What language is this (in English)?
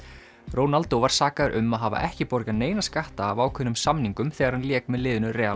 Icelandic